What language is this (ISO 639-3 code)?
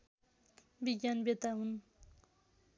nep